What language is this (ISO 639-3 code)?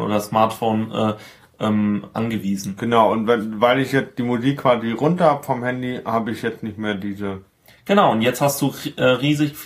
deu